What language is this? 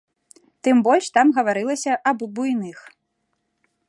Belarusian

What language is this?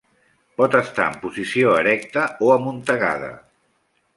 Catalan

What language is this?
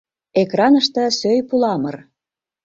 Mari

